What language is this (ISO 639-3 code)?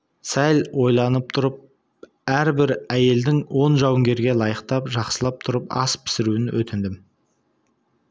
kaz